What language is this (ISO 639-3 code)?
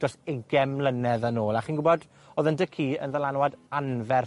cym